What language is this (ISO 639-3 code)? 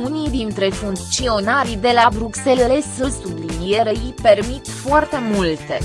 ron